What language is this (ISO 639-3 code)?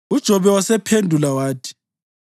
nde